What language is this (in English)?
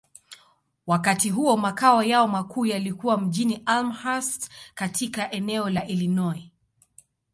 Swahili